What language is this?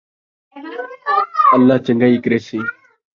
Saraiki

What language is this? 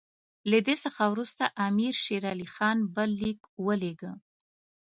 Pashto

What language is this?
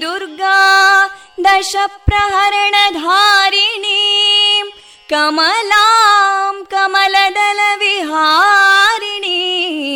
Kannada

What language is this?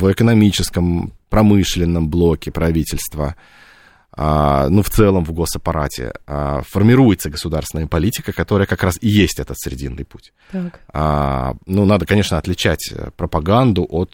Russian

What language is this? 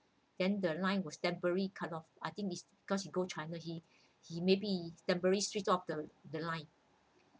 English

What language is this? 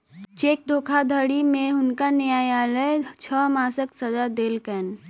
Maithili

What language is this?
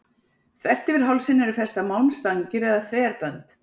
Icelandic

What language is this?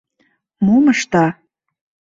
Mari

